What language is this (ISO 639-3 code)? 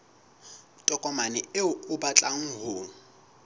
sot